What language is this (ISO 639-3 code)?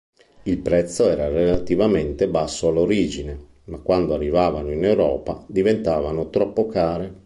ita